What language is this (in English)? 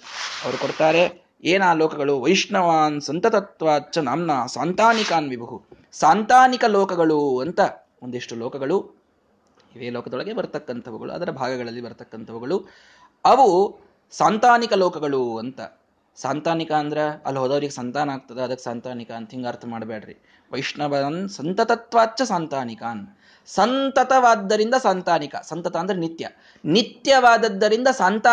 Kannada